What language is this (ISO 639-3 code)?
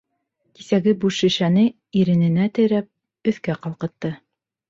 bak